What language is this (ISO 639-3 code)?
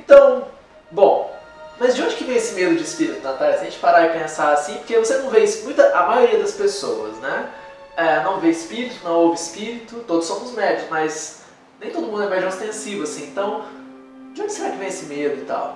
por